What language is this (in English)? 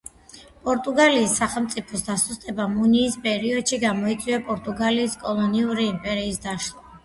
Georgian